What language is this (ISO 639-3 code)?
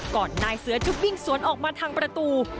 tha